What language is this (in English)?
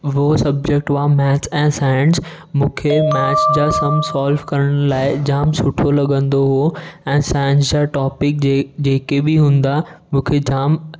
Sindhi